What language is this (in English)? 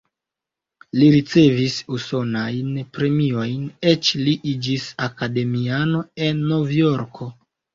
Esperanto